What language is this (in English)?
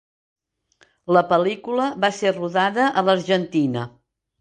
Catalan